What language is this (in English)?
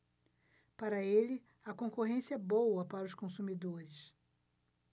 Portuguese